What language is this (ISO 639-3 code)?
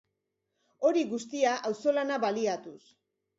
eus